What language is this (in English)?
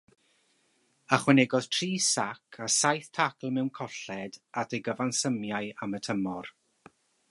Welsh